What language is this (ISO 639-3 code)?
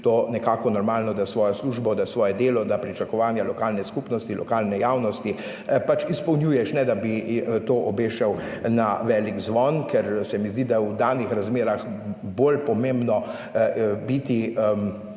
slv